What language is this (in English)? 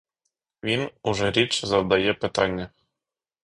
Ukrainian